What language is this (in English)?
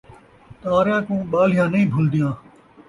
Saraiki